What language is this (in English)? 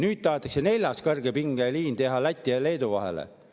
Estonian